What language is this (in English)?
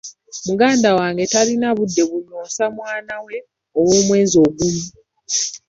Ganda